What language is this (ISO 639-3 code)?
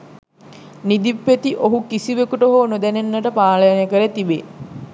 sin